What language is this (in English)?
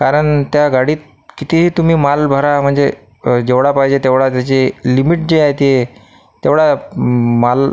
Marathi